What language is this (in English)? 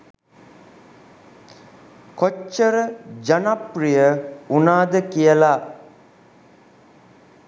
Sinhala